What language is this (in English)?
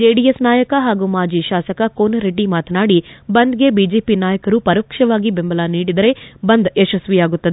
Kannada